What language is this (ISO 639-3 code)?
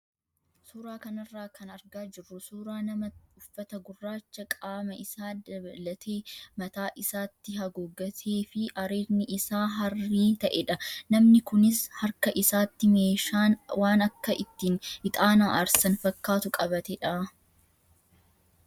orm